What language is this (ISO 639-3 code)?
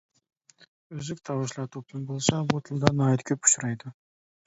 uig